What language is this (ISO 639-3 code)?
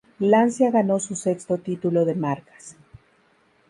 spa